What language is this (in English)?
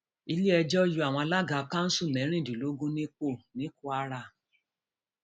Yoruba